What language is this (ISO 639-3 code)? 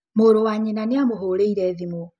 kik